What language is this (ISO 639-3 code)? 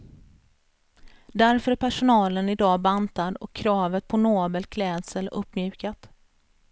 swe